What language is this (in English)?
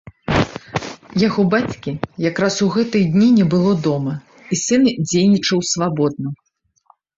Belarusian